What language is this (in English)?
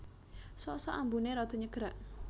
Javanese